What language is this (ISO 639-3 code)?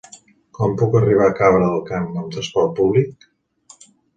cat